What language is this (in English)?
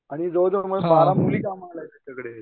Marathi